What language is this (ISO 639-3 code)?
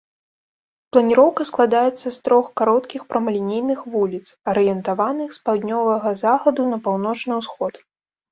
bel